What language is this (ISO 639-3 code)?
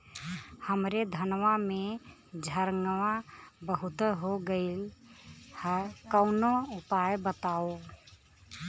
bho